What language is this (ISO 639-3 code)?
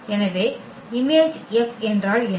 tam